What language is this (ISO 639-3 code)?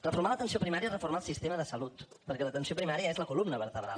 cat